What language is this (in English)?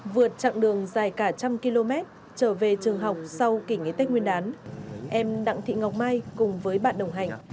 Vietnamese